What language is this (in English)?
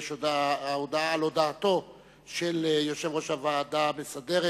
Hebrew